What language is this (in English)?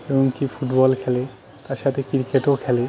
Bangla